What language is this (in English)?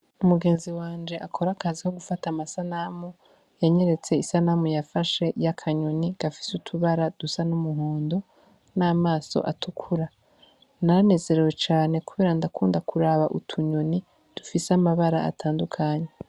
Rundi